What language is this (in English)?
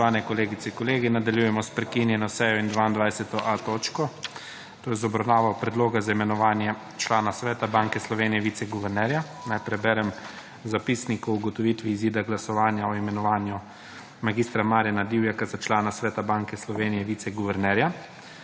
Slovenian